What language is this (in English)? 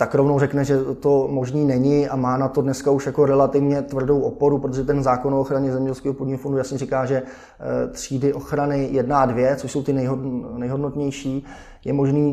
Czech